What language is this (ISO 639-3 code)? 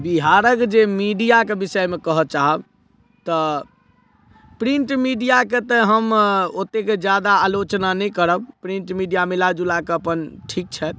mai